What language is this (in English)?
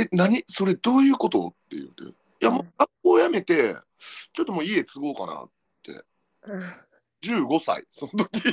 Japanese